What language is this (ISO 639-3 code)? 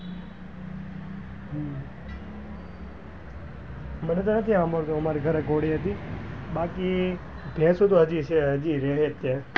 guj